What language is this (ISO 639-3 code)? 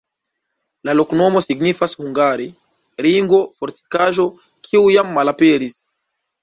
epo